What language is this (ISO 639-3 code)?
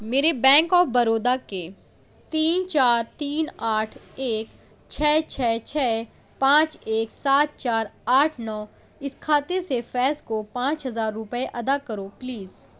urd